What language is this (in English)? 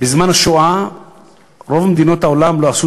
Hebrew